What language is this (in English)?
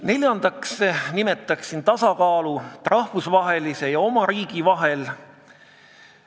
Estonian